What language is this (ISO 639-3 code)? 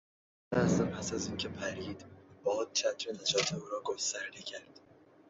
fas